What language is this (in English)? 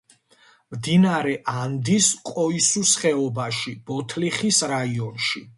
Georgian